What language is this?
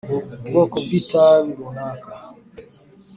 Kinyarwanda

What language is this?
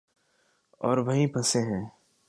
Urdu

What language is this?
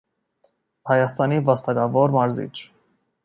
Armenian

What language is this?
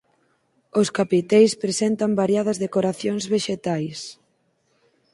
Galician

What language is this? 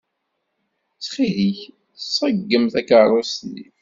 Kabyle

